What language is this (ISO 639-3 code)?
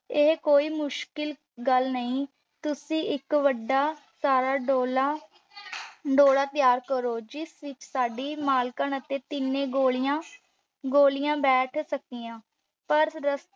pan